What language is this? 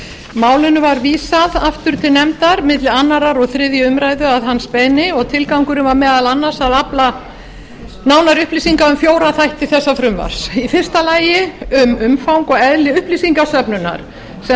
Icelandic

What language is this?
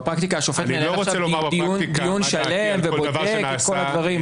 Hebrew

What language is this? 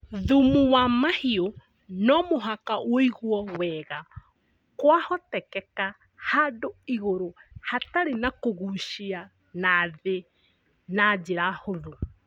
Kikuyu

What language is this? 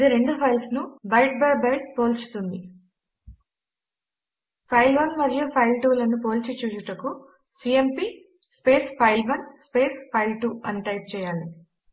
Telugu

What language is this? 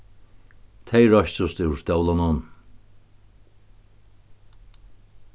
Faroese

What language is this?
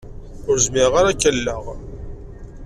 Kabyle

